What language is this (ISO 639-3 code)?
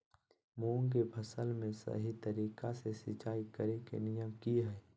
mag